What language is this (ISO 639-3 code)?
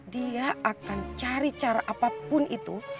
ind